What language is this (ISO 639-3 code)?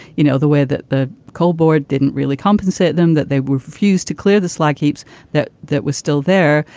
eng